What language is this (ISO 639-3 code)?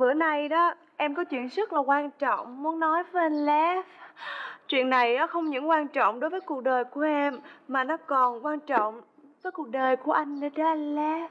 vie